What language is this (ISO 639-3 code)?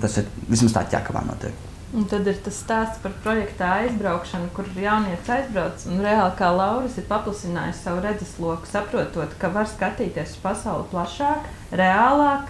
lav